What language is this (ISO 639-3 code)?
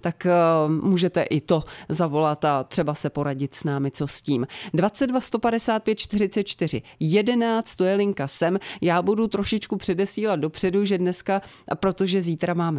ces